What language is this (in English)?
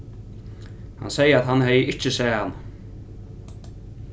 Faroese